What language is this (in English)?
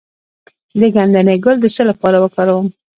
Pashto